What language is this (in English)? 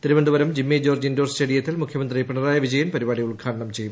Malayalam